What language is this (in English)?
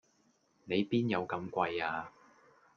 Cantonese